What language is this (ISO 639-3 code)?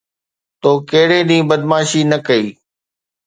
snd